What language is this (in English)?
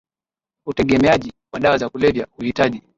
Swahili